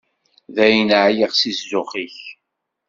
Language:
Kabyle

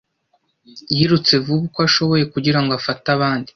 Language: Kinyarwanda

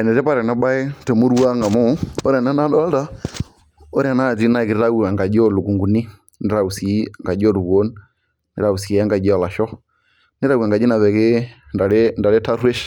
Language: Masai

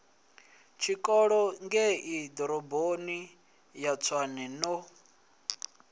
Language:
Venda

